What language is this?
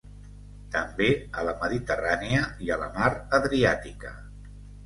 Catalan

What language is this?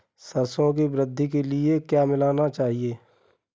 Hindi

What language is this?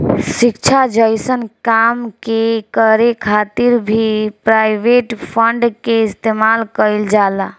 Bhojpuri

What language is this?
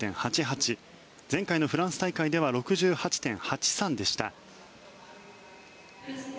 Japanese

